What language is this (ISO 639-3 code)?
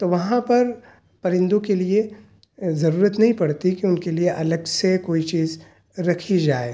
urd